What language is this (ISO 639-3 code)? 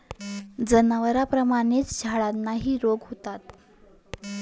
mar